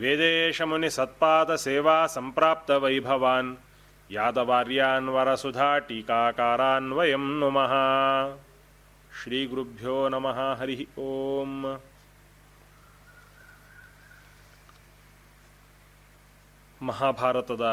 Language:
Kannada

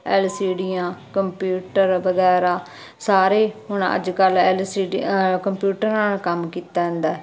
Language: Punjabi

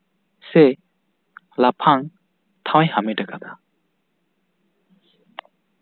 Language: Santali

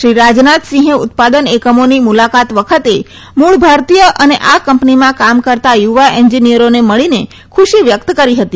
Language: Gujarati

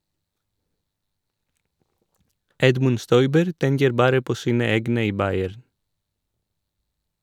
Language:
Norwegian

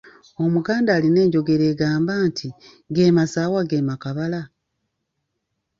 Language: Ganda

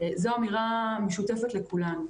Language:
Hebrew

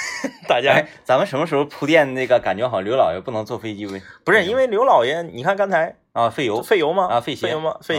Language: Chinese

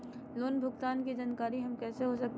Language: Magahi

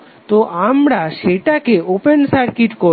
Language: Bangla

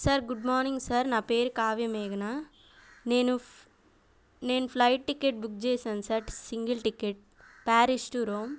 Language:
Telugu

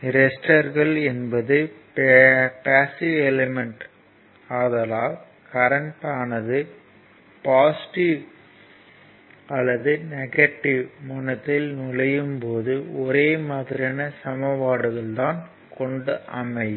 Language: Tamil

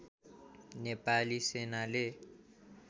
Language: Nepali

